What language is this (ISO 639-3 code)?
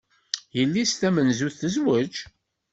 kab